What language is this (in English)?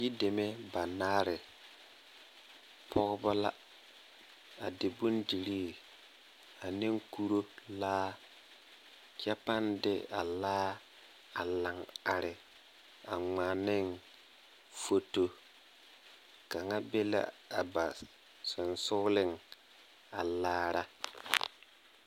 Southern Dagaare